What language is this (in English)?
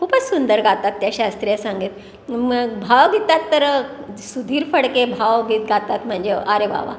Marathi